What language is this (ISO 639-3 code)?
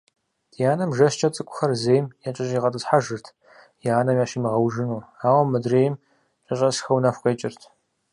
kbd